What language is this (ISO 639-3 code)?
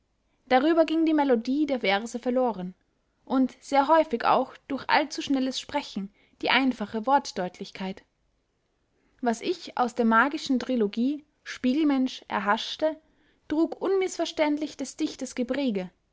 deu